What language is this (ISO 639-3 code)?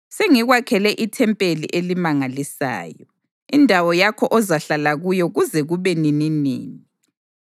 nde